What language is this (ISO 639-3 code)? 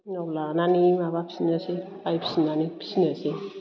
brx